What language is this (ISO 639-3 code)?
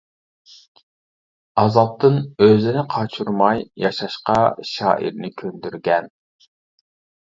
uig